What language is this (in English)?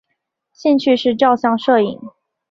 Chinese